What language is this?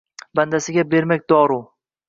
Uzbek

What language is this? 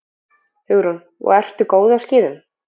Icelandic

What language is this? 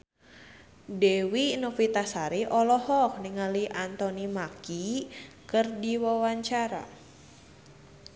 Sundanese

